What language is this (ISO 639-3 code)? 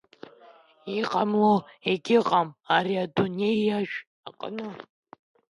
abk